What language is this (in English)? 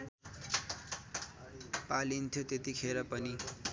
Nepali